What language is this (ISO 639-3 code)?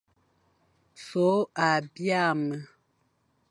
fan